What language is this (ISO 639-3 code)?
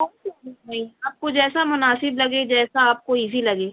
urd